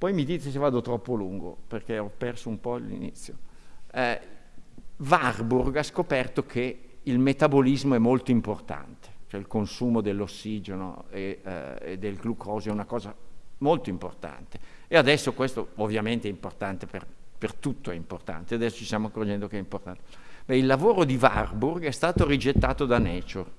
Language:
Italian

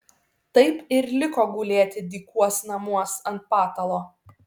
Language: Lithuanian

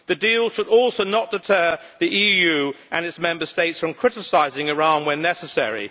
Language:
English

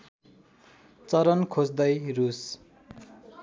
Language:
Nepali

